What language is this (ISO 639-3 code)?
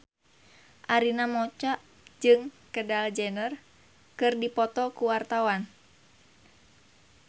sun